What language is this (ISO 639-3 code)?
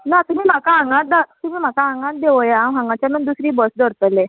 kok